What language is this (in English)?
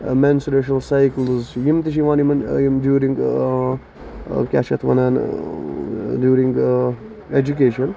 Kashmiri